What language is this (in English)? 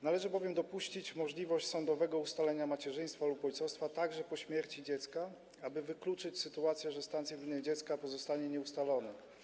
Polish